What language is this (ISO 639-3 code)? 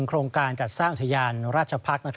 tha